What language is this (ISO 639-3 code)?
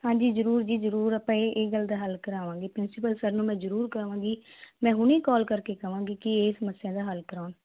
pan